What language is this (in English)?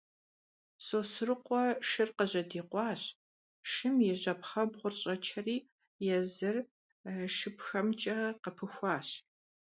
Kabardian